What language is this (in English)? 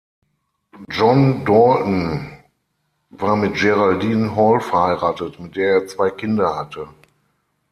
German